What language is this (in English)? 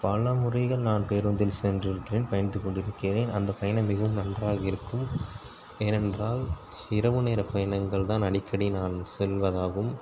Tamil